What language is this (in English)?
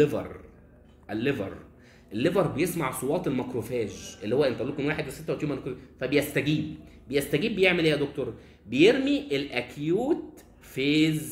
Arabic